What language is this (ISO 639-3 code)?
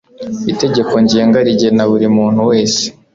kin